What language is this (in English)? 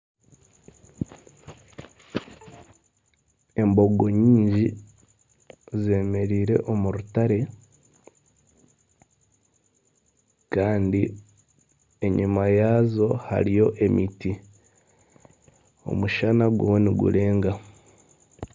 Nyankole